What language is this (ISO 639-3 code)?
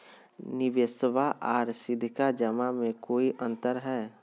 mag